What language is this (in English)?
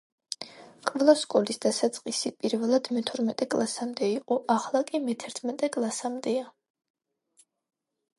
Georgian